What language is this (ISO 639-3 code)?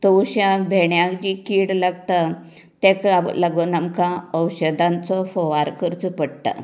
kok